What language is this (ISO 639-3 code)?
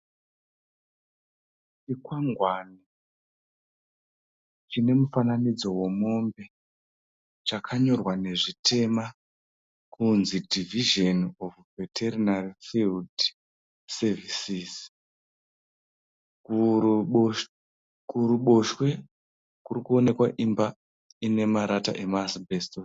sna